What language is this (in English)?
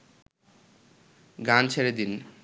Bangla